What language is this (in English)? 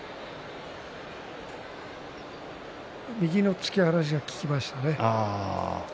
Japanese